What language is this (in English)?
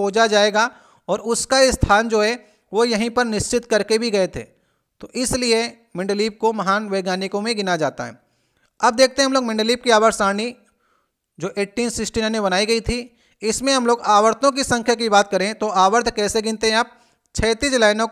Hindi